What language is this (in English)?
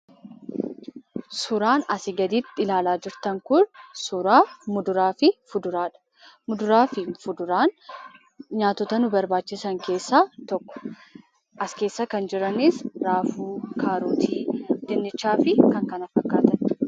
Oromo